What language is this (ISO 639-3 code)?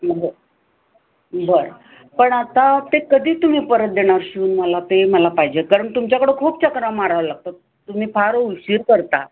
mar